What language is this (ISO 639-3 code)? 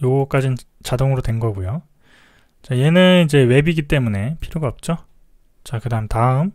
kor